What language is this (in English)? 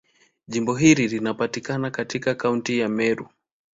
Swahili